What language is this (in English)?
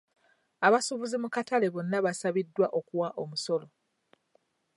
Ganda